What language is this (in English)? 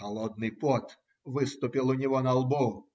Russian